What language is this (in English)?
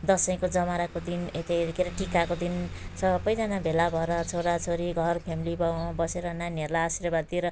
Nepali